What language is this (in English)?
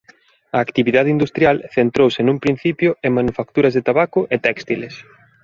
Galician